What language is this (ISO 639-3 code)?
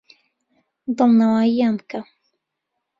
ckb